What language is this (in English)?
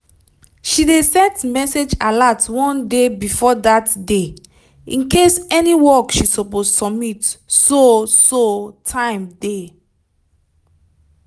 Nigerian Pidgin